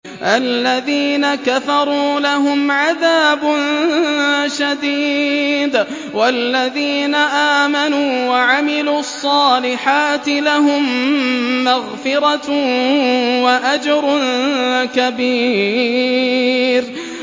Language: Arabic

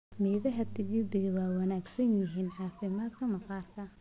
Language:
Somali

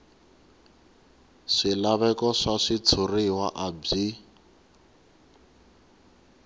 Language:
Tsonga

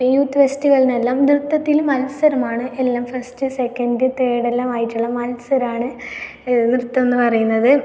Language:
Malayalam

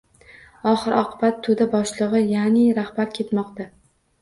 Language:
Uzbek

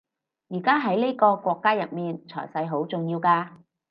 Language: Cantonese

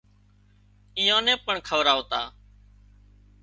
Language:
Wadiyara Koli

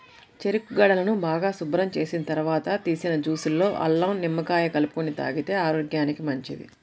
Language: Telugu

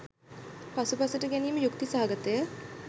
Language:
Sinhala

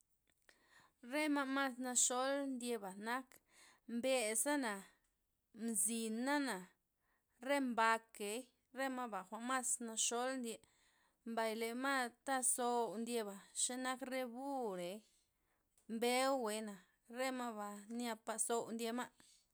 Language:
Loxicha Zapotec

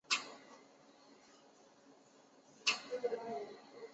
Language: Chinese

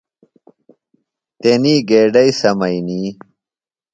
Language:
Phalura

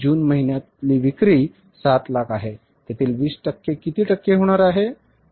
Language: Marathi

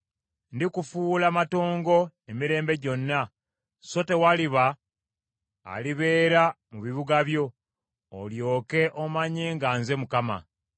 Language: Ganda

